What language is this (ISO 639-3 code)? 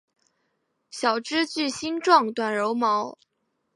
zho